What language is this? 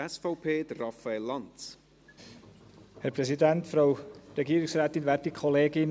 Swiss German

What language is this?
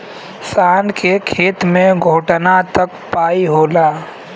Bhojpuri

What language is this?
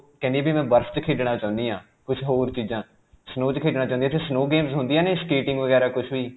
Punjabi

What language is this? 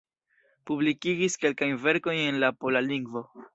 Esperanto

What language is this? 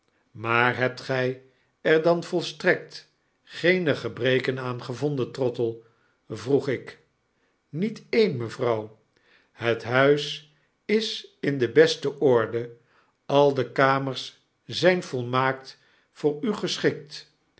Dutch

